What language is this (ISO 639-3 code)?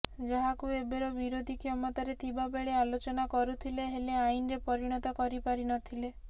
ori